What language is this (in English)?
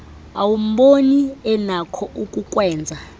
Xhosa